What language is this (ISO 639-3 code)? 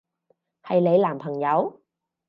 yue